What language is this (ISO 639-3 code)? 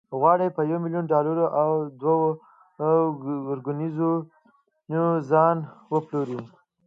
pus